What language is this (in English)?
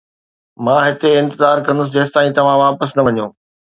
Sindhi